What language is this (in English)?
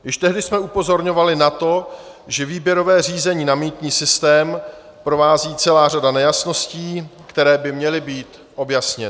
Czech